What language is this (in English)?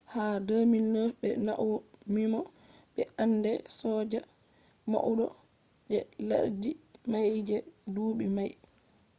Fula